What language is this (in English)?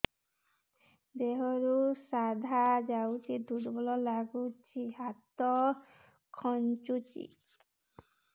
Odia